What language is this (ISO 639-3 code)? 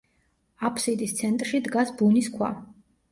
kat